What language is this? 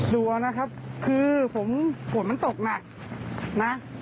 Thai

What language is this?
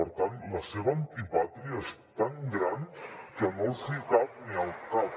Catalan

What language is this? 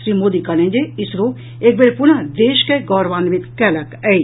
Maithili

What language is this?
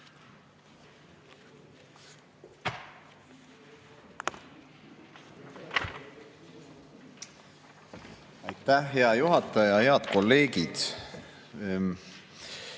Estonian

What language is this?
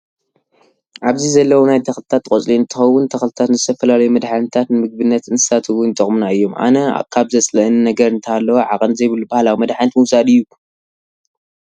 Tigrinya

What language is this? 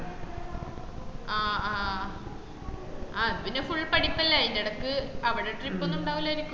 Malayalam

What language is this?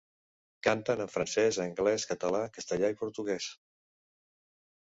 Catalan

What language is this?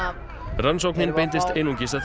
Icelandic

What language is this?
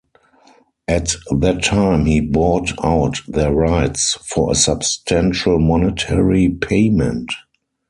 English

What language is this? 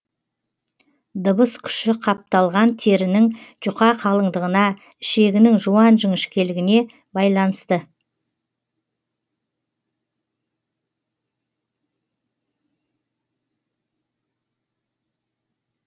Kazakh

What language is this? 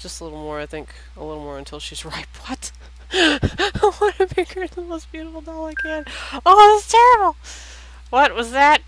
English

